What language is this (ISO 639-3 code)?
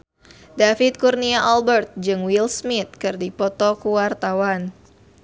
sun